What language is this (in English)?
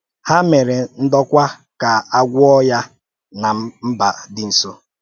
Igbo